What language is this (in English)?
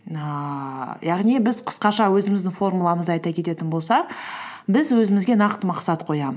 Kazakh